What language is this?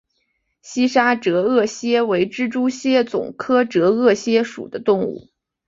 Chinese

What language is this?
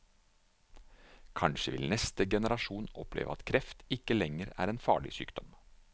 Norwegian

